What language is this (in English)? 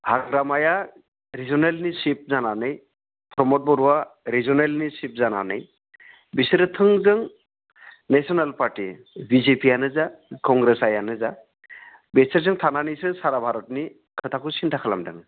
Bodo